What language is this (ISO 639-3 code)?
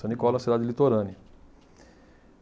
por